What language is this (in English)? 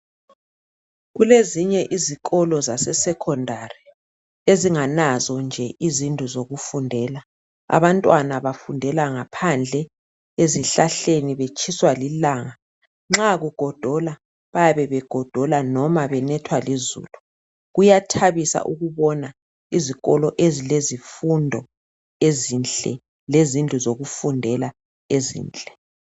North Ndebele